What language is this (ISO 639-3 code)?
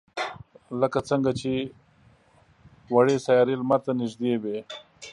pus